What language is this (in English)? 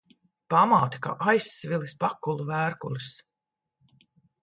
Latvian